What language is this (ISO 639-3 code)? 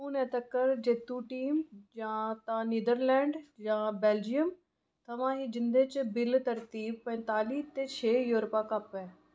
doi